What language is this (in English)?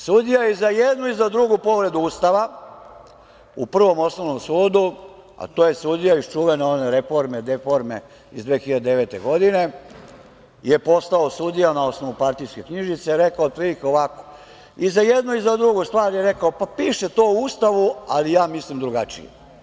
Serbian